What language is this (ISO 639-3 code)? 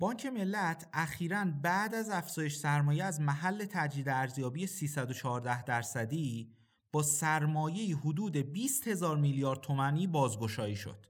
fas